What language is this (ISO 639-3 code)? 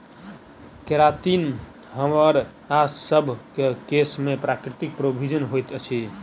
mai